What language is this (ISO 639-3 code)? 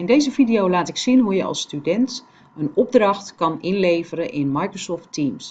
nld